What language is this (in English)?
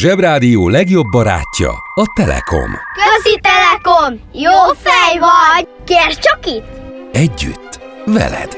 Hungarian